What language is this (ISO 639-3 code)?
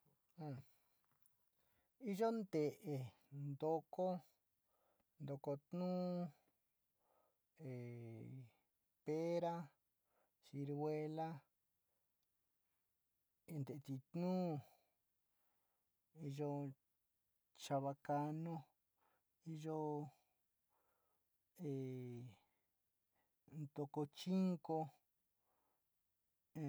xti